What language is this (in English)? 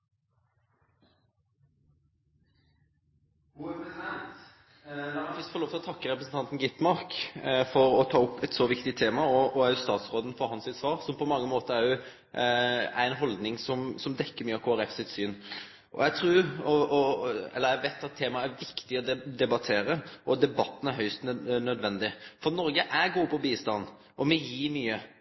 Norwegian Nynorsk